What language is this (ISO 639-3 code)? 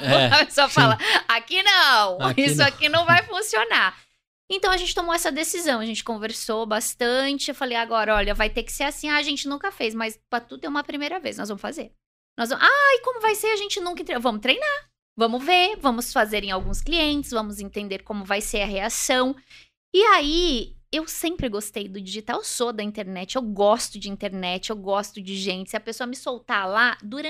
por